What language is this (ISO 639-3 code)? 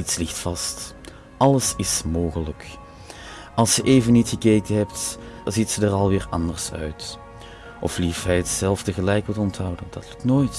nld